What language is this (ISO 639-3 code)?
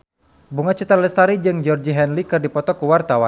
sun